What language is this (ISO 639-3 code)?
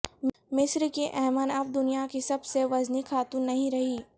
urd